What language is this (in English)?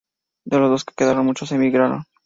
Spanish